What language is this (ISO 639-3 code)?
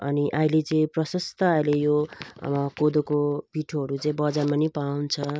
nep